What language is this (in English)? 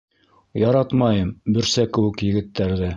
Bashkir